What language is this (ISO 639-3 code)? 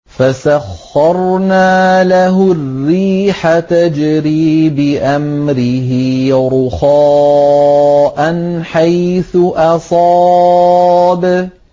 ara